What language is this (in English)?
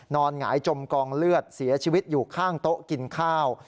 Thai